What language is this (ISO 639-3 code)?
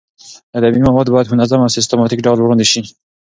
pus